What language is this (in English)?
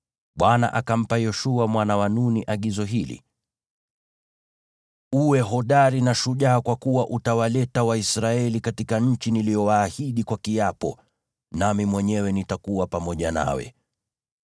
Swahili